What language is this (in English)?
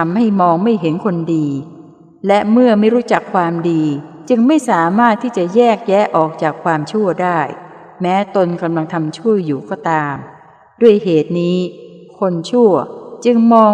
Thai